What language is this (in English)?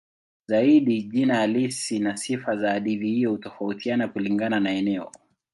Swahili